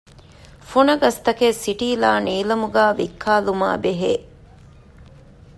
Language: Divehi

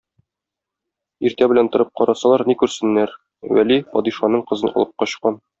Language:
Tatar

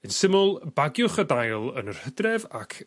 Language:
Welsh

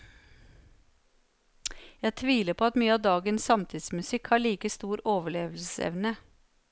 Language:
Norwegian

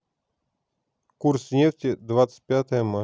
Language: Russian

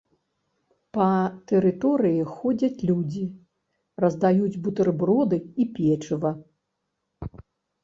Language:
Belarusian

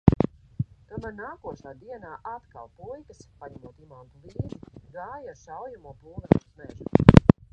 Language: Latvian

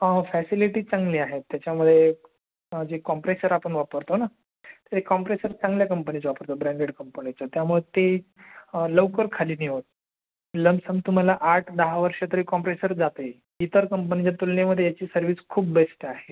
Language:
Marathi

